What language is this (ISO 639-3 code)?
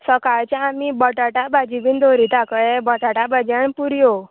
kok